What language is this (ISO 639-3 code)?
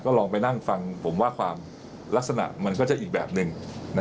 tha